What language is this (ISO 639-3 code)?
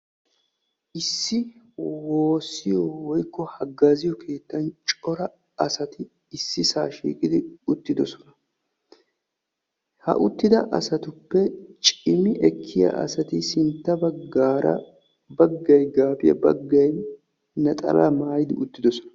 wal